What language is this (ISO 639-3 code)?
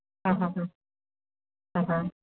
san